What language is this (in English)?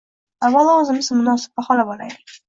Uzbek